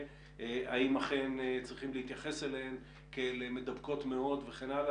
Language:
Hebrew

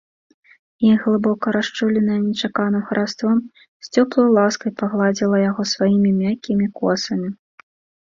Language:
Belarusian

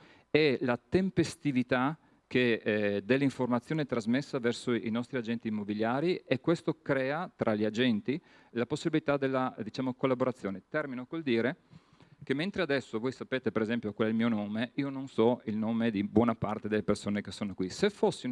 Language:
Italian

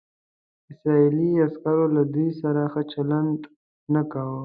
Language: Pashto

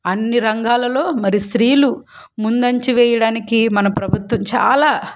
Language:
Telugu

